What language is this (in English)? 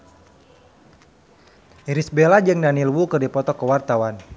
Sundanese